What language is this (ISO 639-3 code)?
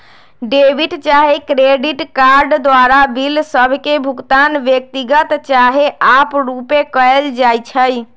mag